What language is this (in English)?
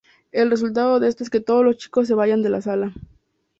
Spanish